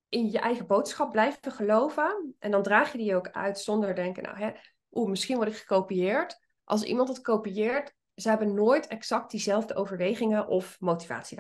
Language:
Dutch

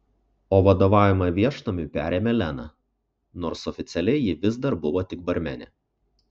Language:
Lithuanian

